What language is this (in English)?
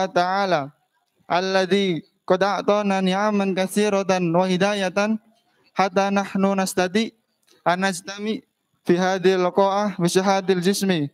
Indonesian